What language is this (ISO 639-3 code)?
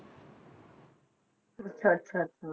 pan